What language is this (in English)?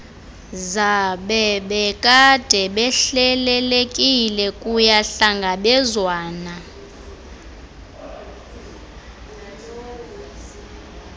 Xhosa